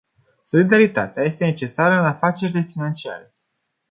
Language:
Romanian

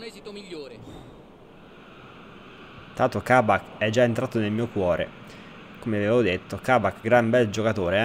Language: Italian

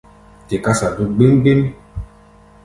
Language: Gbaya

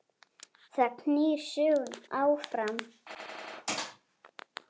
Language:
Icelandic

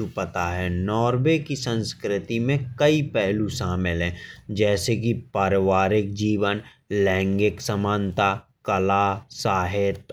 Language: Bundeli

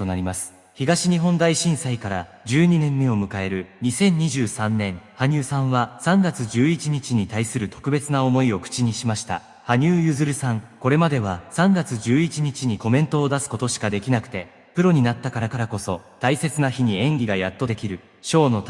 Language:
Japanese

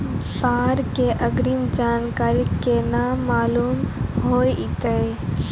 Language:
Maithili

